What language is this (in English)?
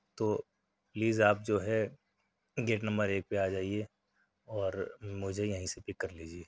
Urdu